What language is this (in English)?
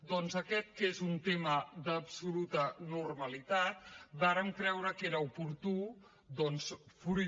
Catalan